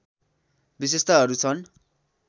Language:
Nepali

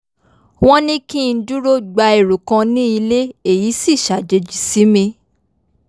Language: Yoruba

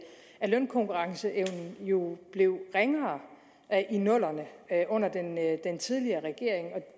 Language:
Danish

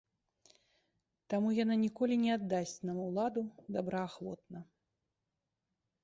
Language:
Belarusian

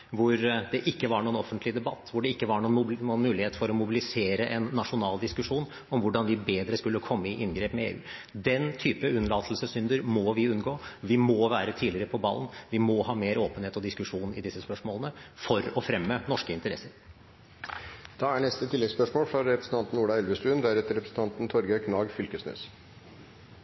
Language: Norwegian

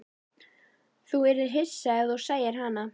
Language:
Icelandic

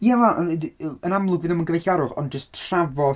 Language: Welsh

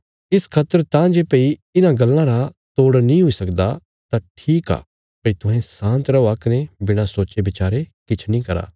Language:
Bilaspuri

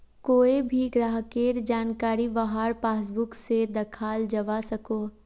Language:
Magahi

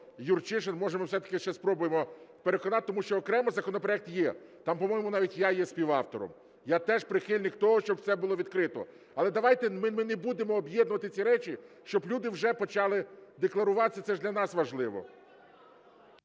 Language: Ukrainian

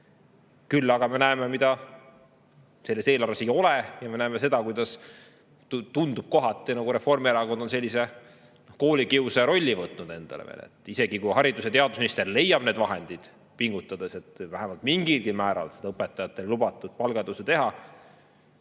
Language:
Estonian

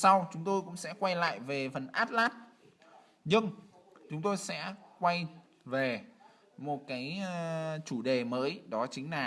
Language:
Vietnamese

